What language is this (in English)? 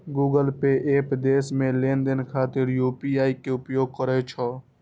Maithili